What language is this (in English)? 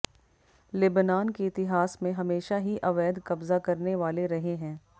Hindi